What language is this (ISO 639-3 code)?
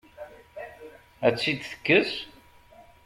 kab